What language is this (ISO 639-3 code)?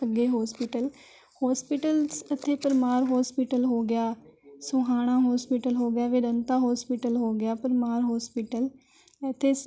pan